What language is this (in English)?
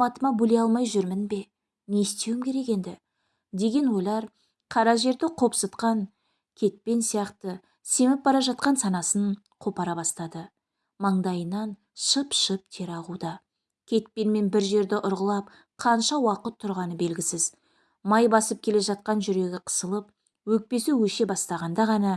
Turkish